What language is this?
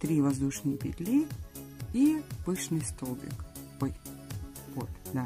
Russian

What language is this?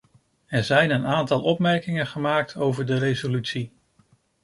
Dutch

